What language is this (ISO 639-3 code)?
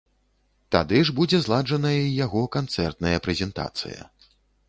bel